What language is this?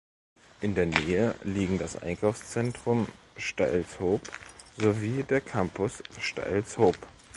German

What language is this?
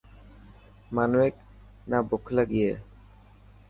Dhatki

